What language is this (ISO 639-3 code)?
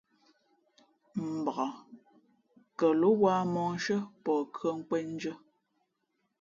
fmp